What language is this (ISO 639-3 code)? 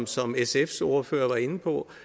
dan